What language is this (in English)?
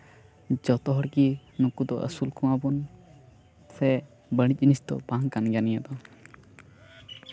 Santali